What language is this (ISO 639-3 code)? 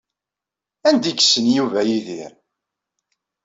kab